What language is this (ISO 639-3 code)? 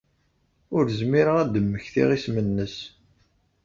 kab